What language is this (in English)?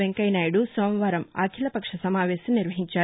Telugu